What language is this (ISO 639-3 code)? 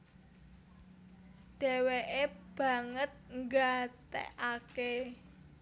jav